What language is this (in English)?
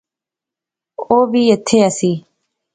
Pahari-Potwari